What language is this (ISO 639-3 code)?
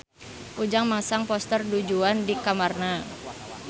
sun